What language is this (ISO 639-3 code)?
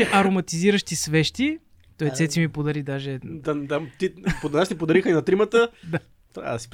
bul